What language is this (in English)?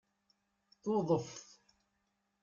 Kabyle